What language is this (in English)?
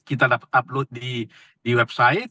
Indonesian